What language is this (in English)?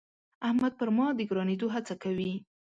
Pashto